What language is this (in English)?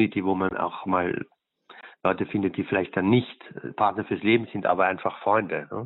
German